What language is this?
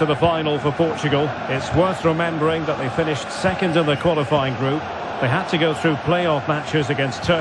English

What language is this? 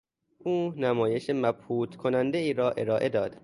Persian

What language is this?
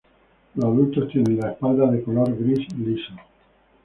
Spanish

